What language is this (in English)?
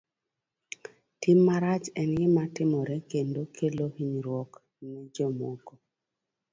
Luo (Kenya and Tanzania)